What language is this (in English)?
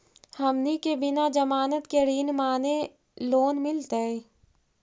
Magahi